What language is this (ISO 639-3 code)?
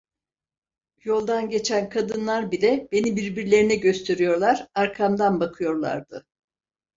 tur